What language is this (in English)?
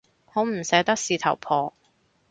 Cantonese